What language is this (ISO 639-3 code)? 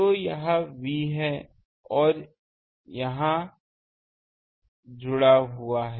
hin